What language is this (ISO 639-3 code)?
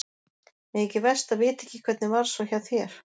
isl